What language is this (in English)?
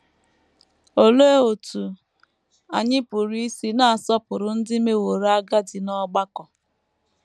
Igbo